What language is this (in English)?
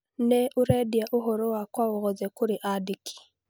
Kikuyu